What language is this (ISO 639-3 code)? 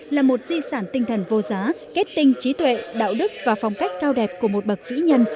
vie